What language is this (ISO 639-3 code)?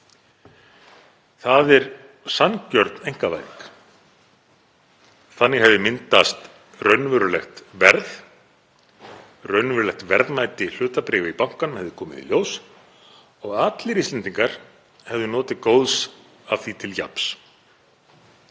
isl